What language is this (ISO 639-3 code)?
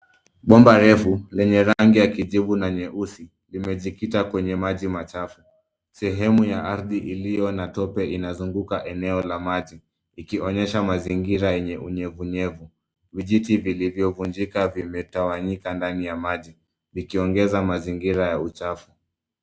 swa